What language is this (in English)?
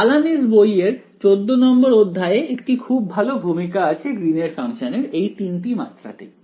Bangla